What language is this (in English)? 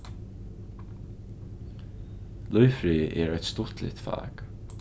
Faroese